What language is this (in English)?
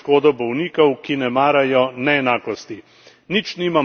Slovenian